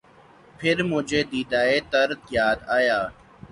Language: Urdu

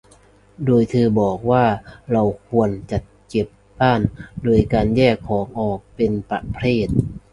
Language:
Thai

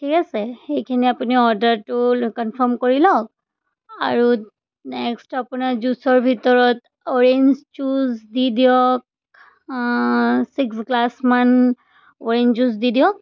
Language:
Assamese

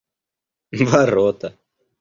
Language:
Russian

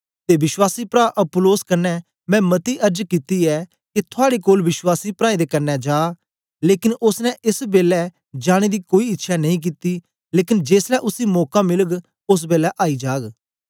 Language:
Dogri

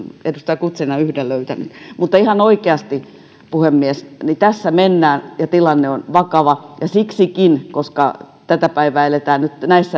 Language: Finnish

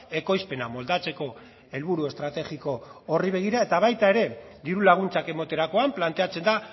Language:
Basque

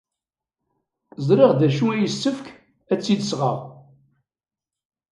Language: Kabyle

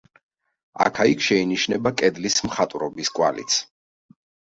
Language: Georgian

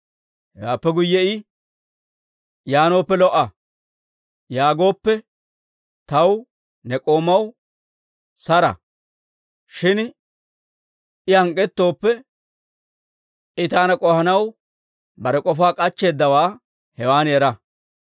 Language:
Dawro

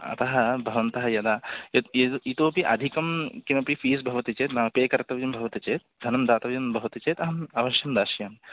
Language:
Sanskrit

